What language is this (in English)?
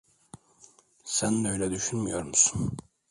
Turkish